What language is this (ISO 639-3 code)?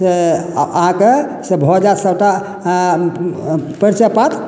mai